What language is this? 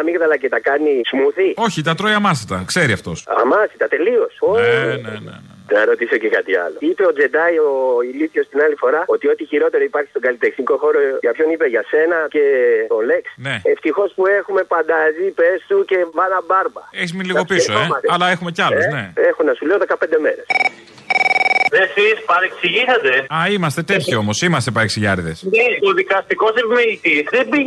Greek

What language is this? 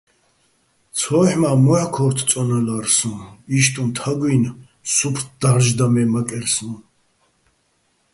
Bats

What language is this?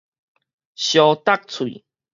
Min Nan Chinese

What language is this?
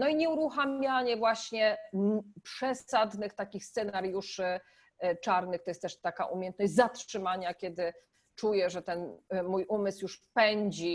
Polish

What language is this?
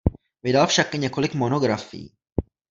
Czech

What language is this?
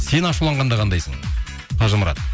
Kazakh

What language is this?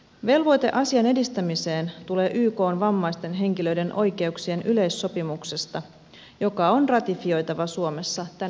Finnish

